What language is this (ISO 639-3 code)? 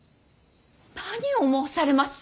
jpn